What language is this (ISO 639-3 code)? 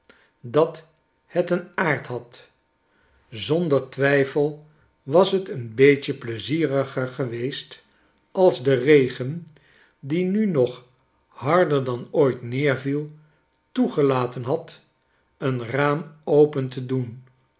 nld